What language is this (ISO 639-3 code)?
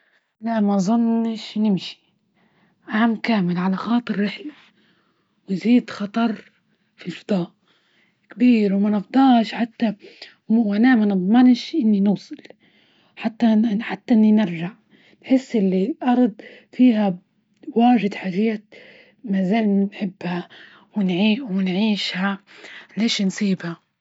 ayl